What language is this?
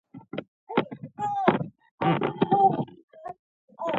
Pashto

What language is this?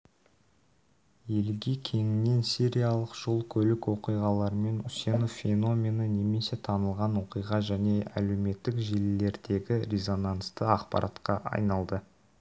Kazakh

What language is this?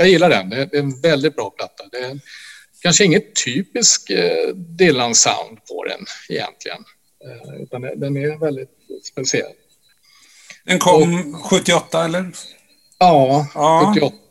Swedish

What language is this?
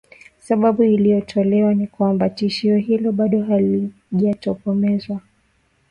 Swahili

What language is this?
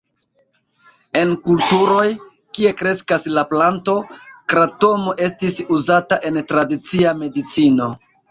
Esperanto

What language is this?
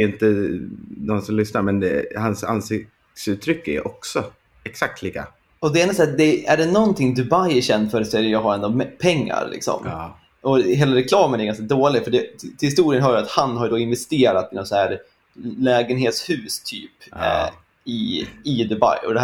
Swedish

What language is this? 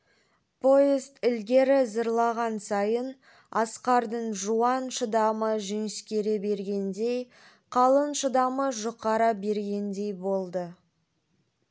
Kazakh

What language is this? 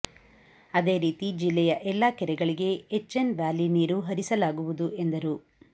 Kannada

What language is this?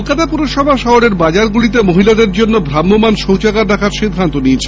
Bangla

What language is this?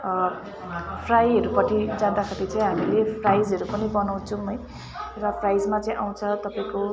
Nepali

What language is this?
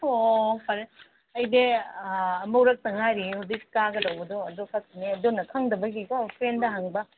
Manipuri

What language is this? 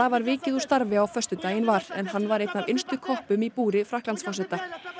Icelandic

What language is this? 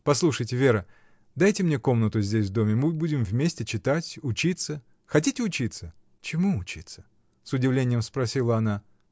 Russian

